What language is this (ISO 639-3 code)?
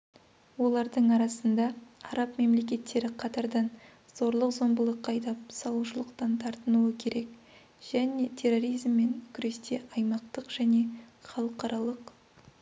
kaz